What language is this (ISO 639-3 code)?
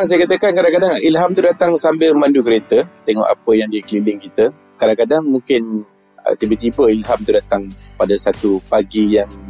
msa